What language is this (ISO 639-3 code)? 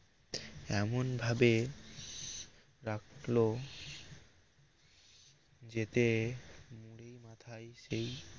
ben